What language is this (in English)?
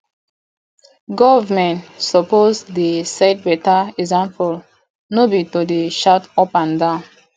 Nigerian Pidgin